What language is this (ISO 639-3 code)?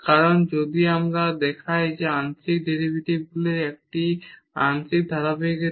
ben